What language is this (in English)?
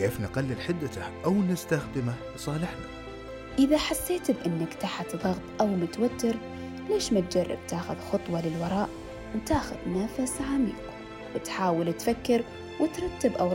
Arabic